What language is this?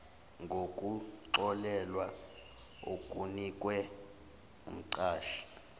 Zulu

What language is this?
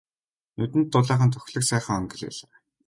Mongolian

